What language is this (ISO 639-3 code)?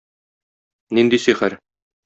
tat